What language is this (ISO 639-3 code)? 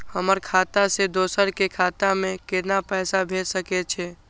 mai